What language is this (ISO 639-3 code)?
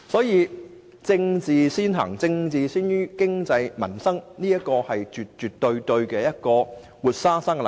yue